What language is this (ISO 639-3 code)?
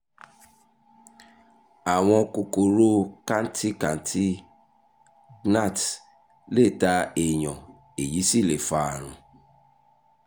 yor